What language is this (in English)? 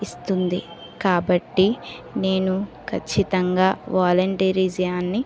Telugu